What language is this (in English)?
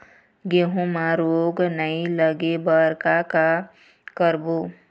Chhattisgarhi